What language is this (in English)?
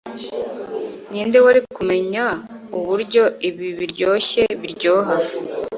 Kinyarwanda